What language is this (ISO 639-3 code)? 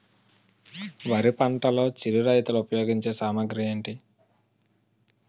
tel